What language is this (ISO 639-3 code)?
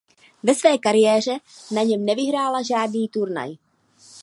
ces